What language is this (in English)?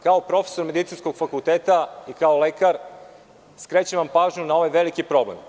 Serbian